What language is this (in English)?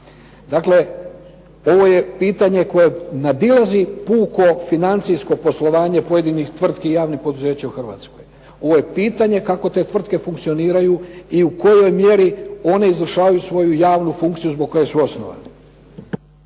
Croatian